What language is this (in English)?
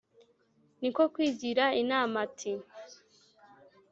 Kinyarwanda